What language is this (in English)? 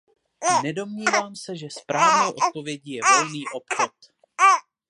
Czech